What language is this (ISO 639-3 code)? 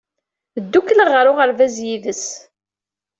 kab